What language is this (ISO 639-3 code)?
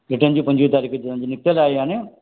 snd